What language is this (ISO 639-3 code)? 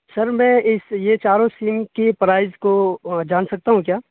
urd